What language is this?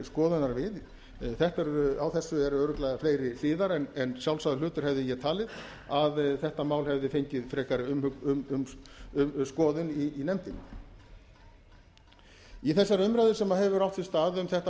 Icelandic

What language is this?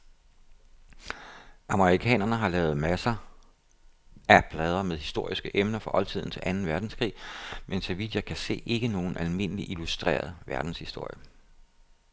Danish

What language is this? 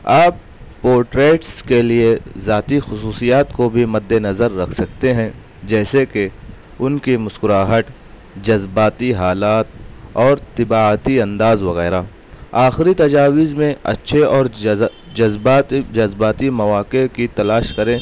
Urdu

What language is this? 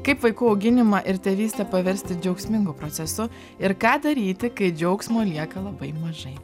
Lithuanian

